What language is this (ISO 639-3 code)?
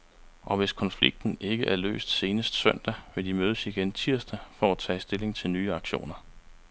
dan